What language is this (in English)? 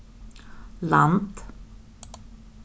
Faroese